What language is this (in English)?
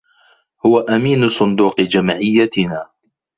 Arabic